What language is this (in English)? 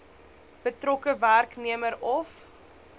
Afrikaans